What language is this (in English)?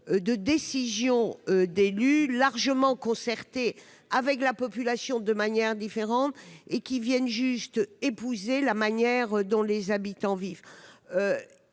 French